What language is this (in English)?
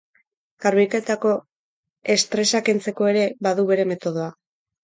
Basque